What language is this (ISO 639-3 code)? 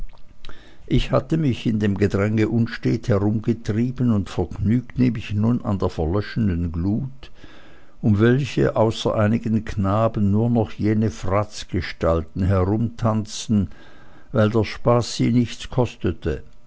deu